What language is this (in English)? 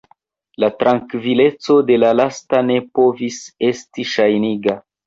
Esperanto